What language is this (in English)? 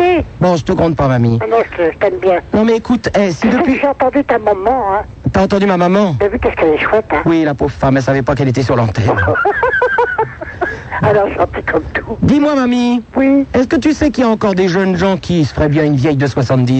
French